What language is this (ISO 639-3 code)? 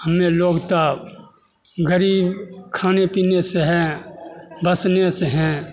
mai